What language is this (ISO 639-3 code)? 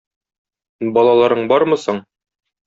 tat